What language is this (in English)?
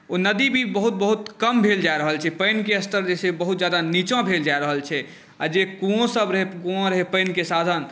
Maithili